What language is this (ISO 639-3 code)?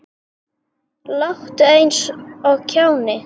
isl